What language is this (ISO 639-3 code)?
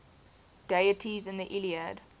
eng